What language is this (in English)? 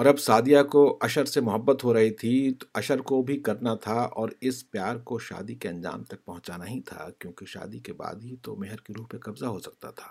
Urdu